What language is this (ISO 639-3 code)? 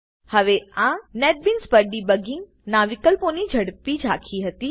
guj